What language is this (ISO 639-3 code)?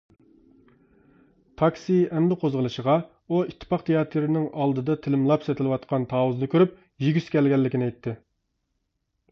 uig